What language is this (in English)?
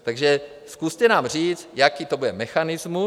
Czech